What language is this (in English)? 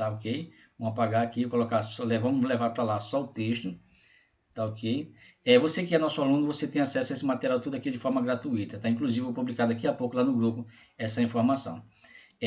Portuguese